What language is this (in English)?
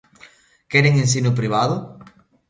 Galician